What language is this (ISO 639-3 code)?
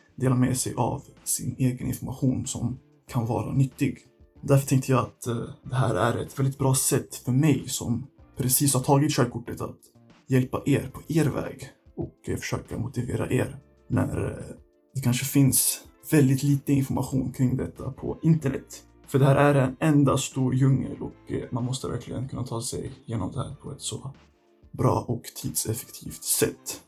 swe